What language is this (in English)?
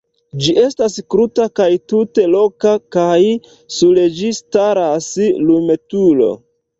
Esperanto